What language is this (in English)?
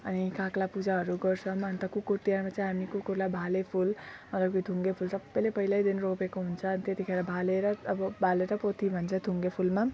Nepali